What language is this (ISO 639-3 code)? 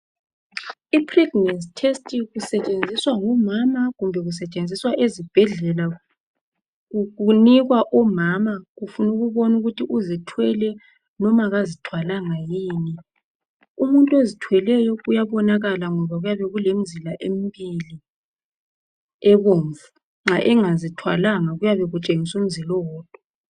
nde